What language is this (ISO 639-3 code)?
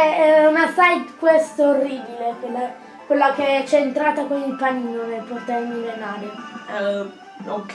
ita